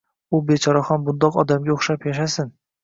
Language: Uzbek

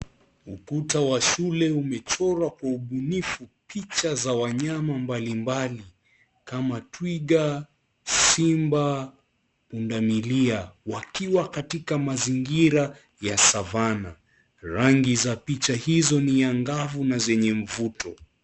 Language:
Swahili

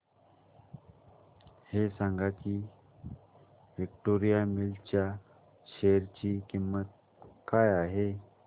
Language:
Marathi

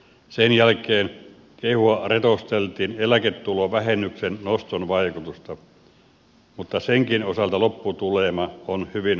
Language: Finnish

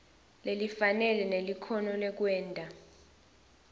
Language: Swati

